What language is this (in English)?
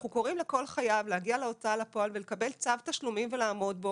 Hebrew